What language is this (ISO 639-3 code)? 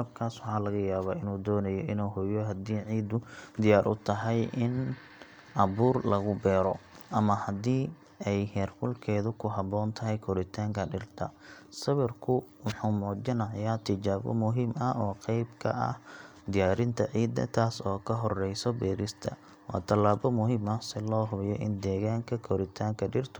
som